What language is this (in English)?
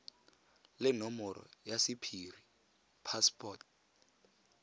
Tswana